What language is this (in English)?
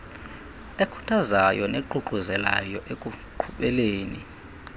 Xhosa